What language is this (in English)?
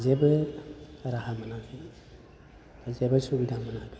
Bodo